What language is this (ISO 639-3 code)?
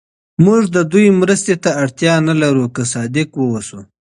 pus